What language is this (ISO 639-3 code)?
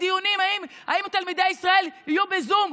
heb